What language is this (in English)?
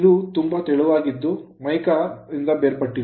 Kannada